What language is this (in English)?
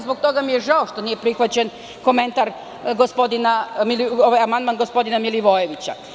Serbian